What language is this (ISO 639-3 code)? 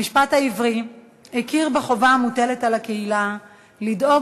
heb